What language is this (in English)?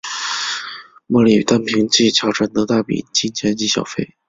Chinese